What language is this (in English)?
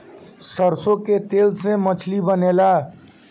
Bhojpuri